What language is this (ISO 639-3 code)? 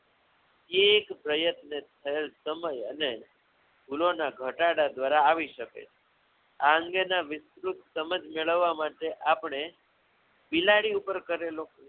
guj